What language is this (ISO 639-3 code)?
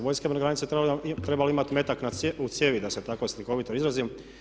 hrv